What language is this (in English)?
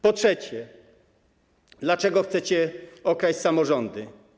Polish